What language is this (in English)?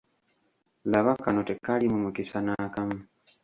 Ganda